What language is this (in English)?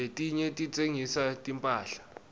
Swati